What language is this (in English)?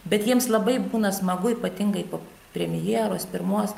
Lithuanian